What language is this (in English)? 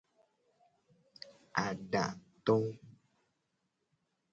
Gen